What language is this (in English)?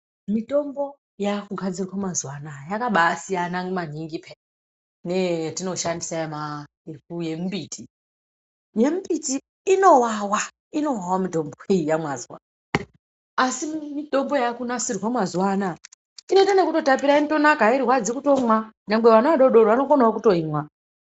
Ndau